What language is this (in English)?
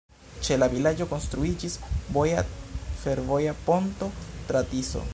Esperanto